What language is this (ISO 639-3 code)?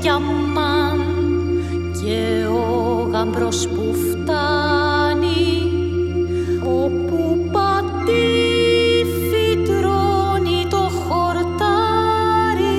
ell